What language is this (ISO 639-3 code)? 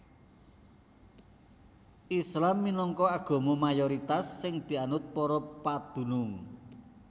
jav